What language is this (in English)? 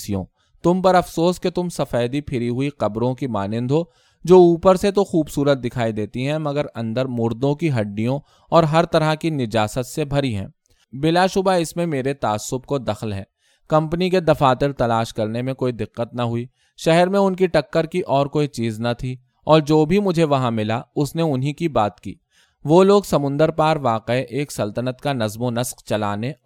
Urdu